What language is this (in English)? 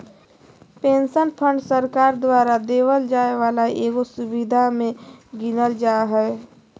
Magahi